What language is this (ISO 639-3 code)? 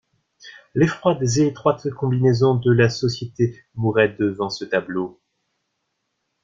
fra